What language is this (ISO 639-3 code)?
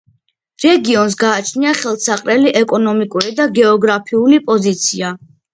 kat